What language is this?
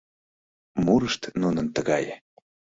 Mari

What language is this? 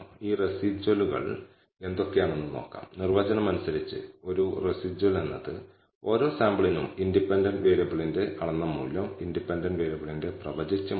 Malayalam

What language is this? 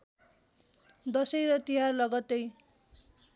Nepali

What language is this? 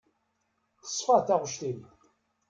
Kabyle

